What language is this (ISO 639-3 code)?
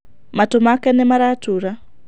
kik